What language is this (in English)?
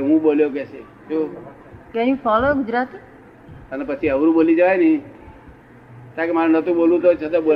Gujarati